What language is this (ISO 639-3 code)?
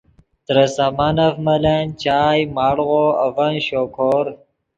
ydg